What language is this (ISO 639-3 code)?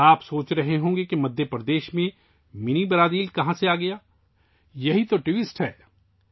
urd